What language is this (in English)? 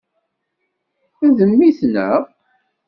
Kabyle